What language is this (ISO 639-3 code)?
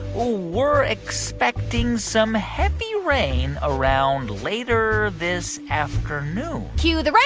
eng